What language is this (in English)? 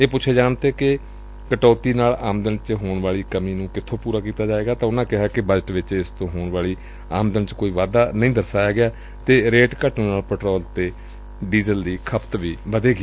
Punjabi